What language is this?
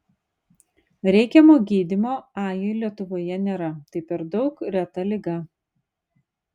Lithuanian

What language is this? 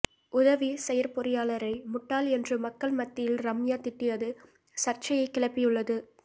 Tamil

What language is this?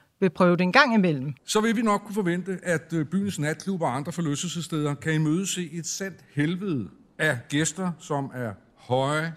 Danish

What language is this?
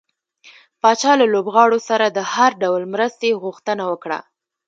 Pashto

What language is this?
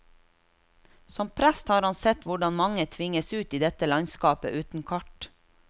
Norwegian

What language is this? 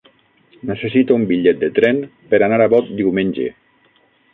Catalan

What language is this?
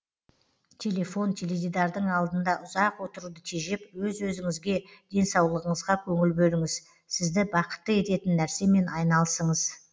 Kazakh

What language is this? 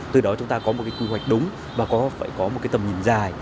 Vietnamese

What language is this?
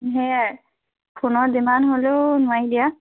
Assamese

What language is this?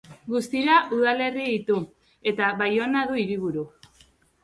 Basque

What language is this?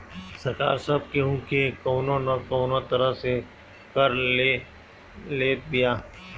Bhojpuri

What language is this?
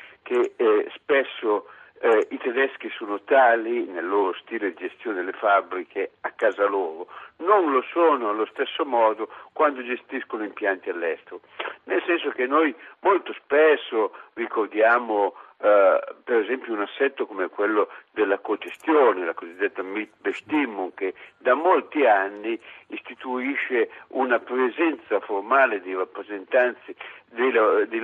Italian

